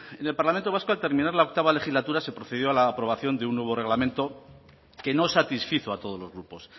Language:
Spanish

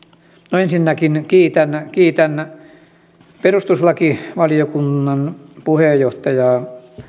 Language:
Finnish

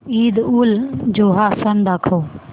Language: Marathi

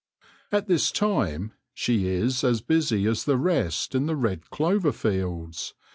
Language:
English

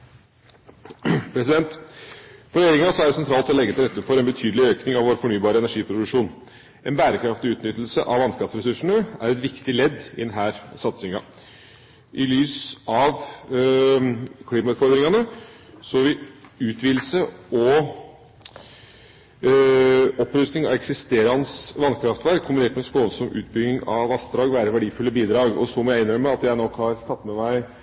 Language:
Norwegian Bokmål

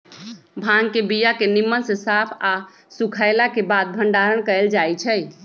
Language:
Magahi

